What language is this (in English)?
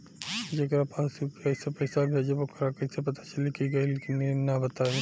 Bhojpuri